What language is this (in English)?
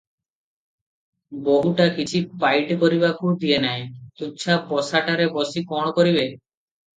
Odia